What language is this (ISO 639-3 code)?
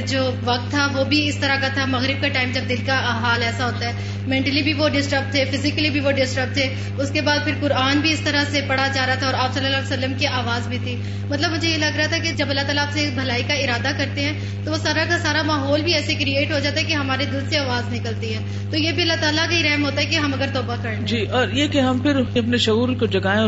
urd